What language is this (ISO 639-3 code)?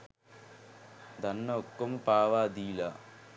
sin